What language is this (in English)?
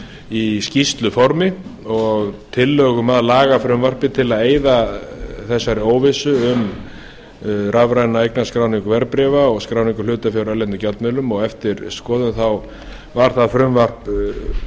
Icelandic